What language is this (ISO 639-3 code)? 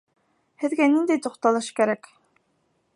bak